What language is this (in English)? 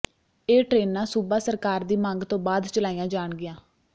Punjabi